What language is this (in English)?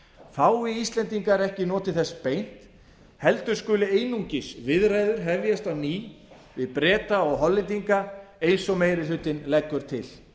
Icelandic